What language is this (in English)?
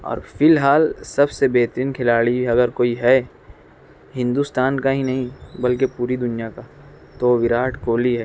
Urdu